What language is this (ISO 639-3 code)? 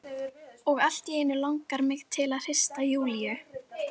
isl